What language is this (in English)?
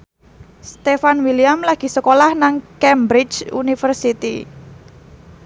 Javanese